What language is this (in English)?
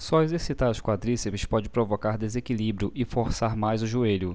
Portuguese